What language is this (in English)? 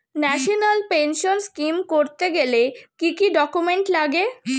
Bangla